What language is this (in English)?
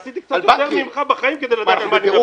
Hebrew